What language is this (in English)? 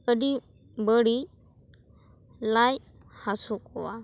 Santali